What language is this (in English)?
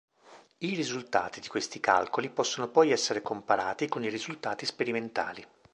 Italian